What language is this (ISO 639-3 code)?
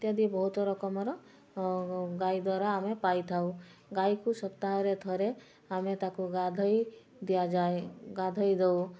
ori